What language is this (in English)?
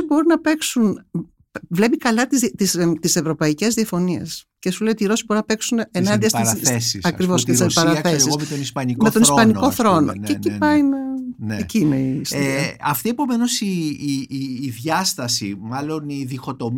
Greek